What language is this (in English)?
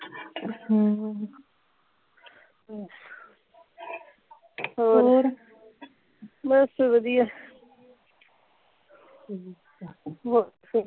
Punjabi